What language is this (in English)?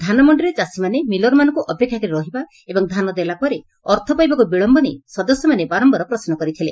Odia